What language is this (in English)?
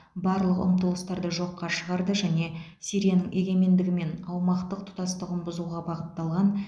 Kazakh